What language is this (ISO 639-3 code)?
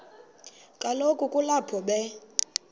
xho